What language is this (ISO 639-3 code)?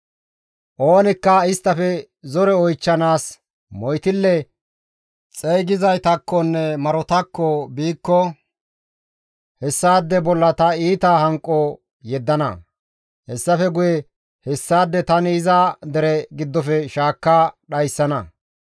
gmv